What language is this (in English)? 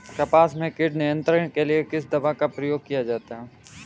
Hindi